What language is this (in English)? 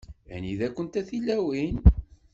Kabyle